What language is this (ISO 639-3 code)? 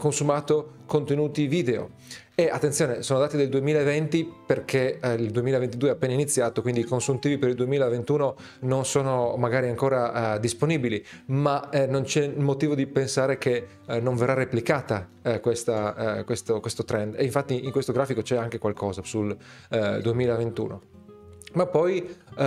ita